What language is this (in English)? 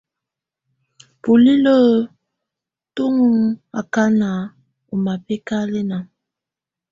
Tunen